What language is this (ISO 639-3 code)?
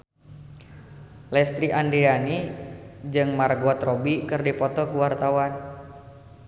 sun